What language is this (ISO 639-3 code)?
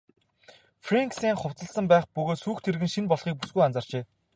mon